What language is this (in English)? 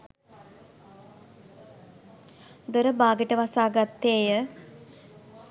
Sinhala